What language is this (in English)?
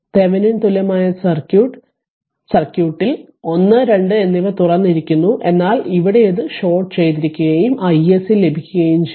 Malayalam